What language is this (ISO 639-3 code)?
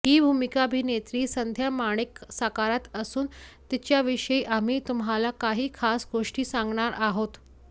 mar